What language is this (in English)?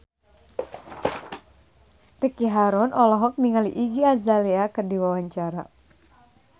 Sundanese